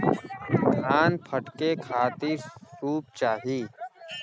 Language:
Bhojpuri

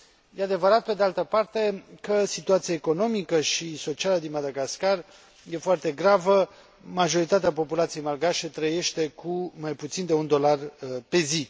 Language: Romanian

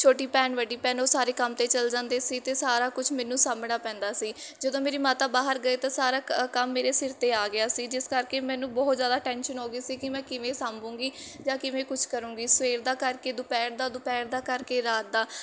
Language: Punjabi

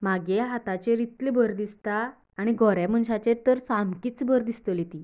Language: Konkani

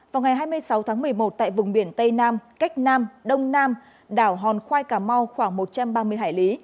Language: Vietnamese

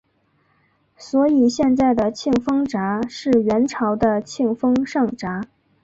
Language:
Chinese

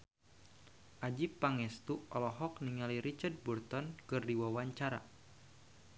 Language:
Sundanese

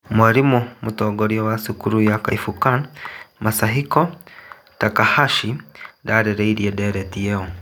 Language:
Kikuyu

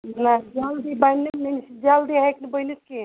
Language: Kashmiri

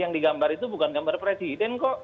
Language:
Indonesian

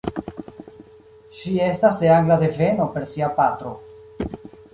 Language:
Esperanto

